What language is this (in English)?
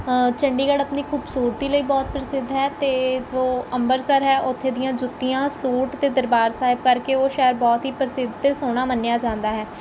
Punjabi